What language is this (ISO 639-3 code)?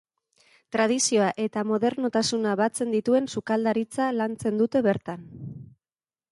eus